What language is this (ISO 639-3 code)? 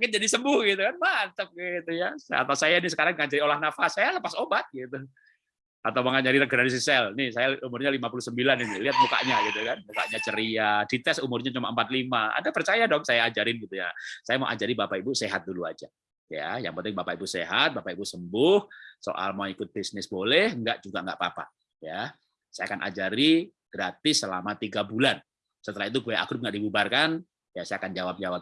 ind